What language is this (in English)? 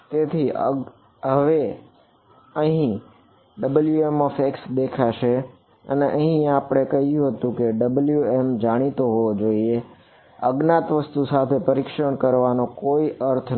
Gujarati